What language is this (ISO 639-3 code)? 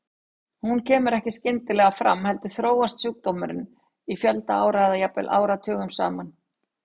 isl